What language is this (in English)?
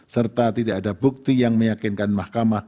Indonesian